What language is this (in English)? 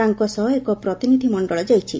Odia